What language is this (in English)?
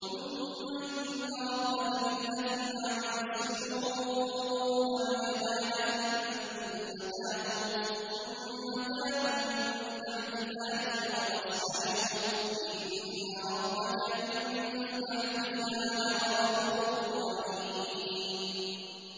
Arabic